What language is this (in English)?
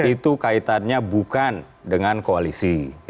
Indonesian